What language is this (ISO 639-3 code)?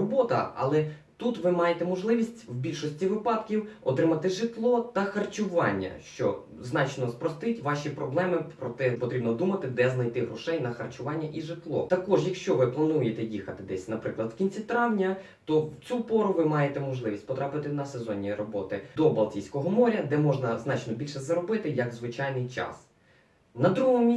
ukr